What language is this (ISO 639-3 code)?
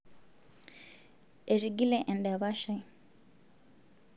mas